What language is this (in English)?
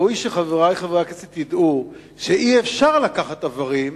Hebrew